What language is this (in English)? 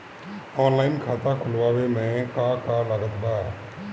Bhojpuri